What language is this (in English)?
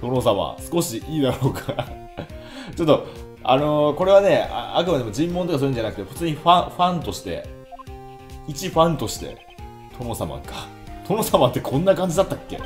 Japanese